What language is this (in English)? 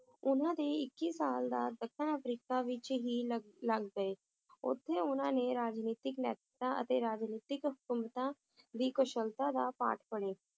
Punjabi